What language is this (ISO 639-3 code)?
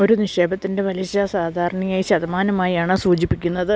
mal